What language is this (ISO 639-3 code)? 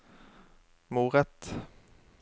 nor